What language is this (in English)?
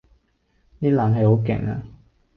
Cantonese